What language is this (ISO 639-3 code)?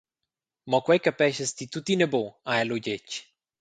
roh